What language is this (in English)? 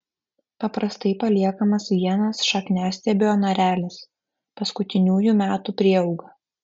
Lithuanian